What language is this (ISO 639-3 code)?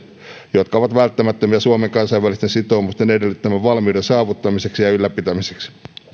fin